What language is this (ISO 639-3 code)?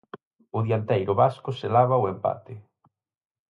glg